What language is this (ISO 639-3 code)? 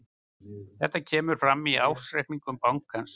isl